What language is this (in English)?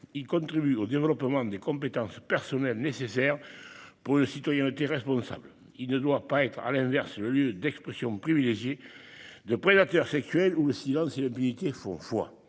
French